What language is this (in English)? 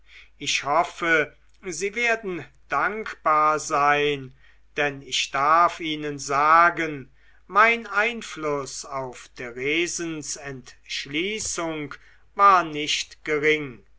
German